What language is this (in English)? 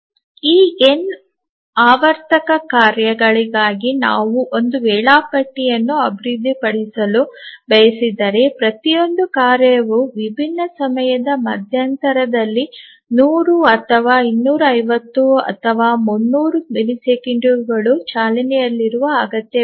Kannada